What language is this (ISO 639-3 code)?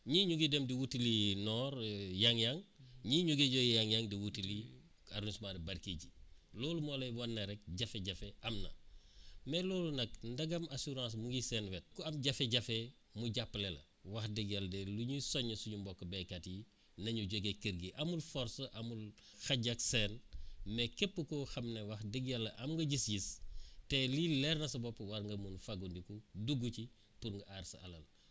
wol